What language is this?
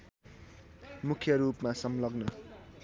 Nepali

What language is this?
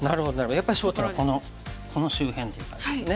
Japanese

